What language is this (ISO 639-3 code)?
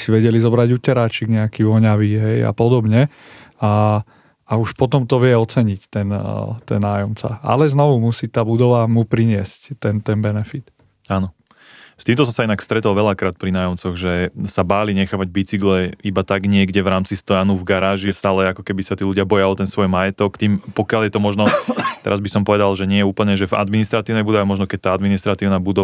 slk